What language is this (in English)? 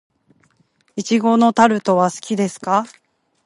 Japanese